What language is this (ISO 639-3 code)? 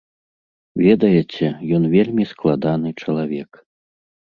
bel